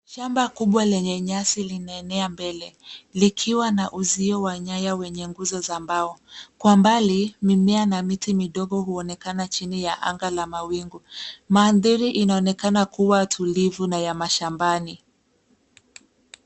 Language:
Swahili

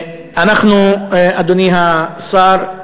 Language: Hebrew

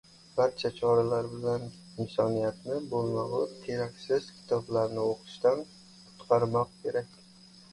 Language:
Uzbek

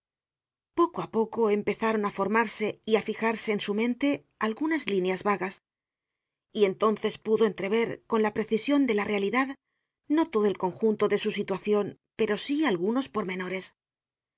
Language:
Spanish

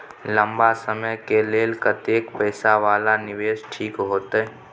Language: Maithili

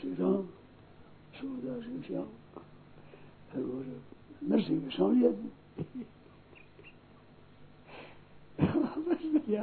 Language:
Hindi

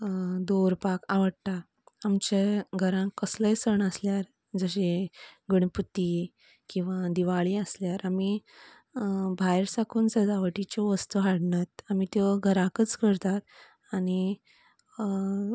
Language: Konkani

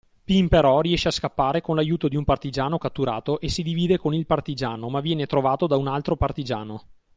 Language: Italian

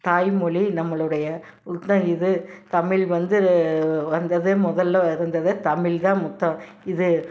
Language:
Tamil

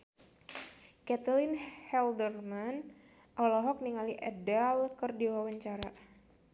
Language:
Sundanese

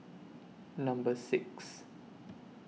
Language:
English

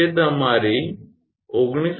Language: Gujarati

